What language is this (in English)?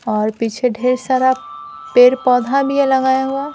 Hindi